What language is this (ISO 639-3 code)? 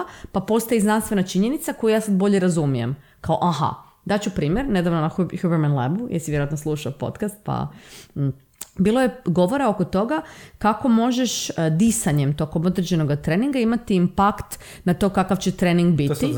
hrv